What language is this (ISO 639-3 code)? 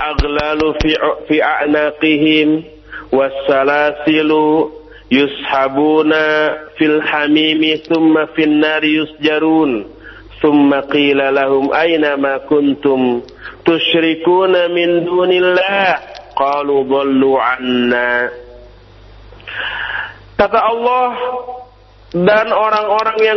ind